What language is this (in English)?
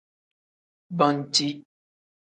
Tem